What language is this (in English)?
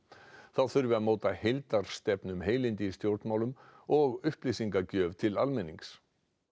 Icelandic